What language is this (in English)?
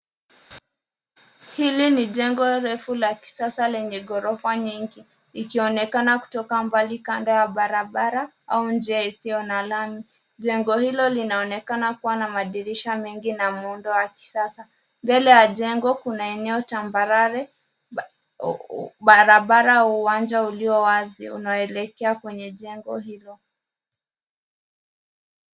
Swahili